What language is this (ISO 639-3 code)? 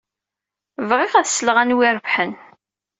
kab